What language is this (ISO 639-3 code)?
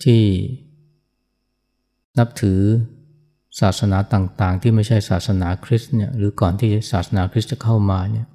tha